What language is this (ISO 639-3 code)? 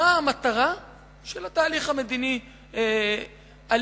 heb